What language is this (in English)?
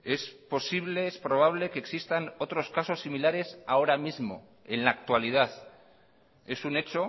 Spanish